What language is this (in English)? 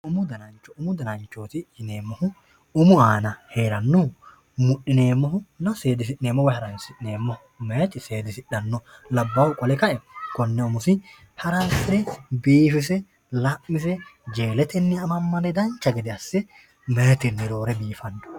Sidamo